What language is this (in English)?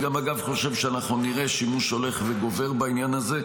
Hebrew